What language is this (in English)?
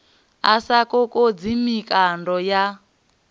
Venda